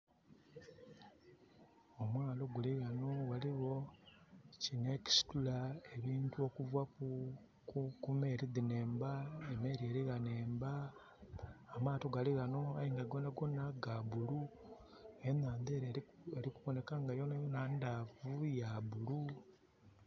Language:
Soga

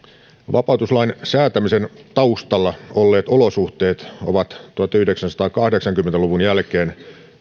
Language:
Finnish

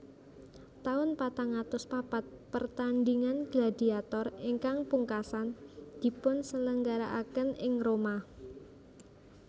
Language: Javanese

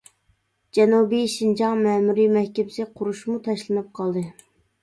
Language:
Uyghur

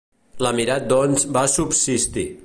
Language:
Catalan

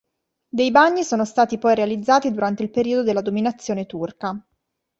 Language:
Italian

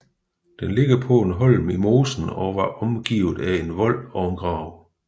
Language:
Danish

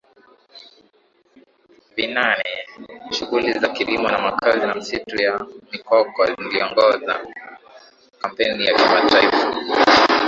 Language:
Swahili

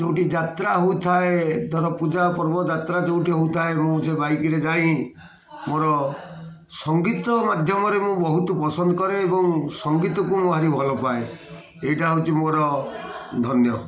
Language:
Odia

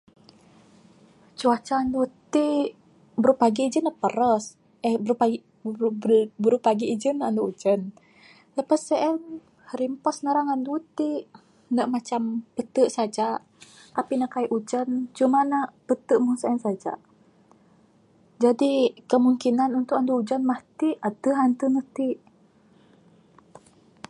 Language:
Bukar-Sadung Bidayuh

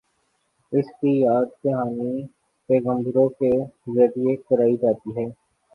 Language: Urdu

